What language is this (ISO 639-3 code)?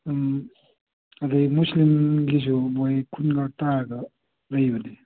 mni